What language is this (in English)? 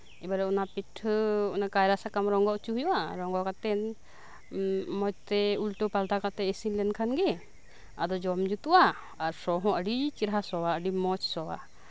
Santali